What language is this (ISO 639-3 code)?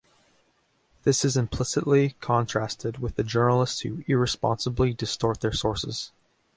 eng